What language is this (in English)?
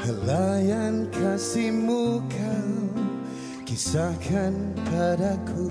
Malay